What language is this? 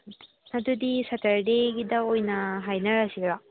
Manipuri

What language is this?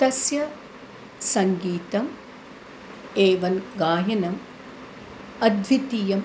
Sanskrit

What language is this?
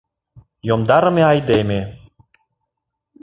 Mari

